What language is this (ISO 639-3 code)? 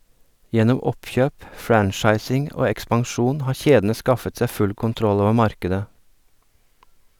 nor